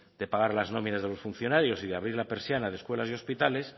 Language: Spanish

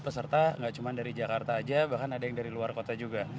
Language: Indonesian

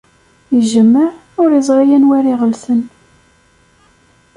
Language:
Kabyle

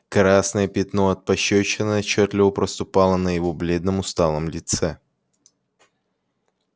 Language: Russian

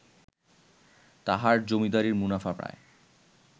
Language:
Bangla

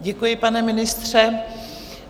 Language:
Czech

